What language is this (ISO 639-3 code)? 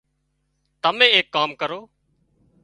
kxp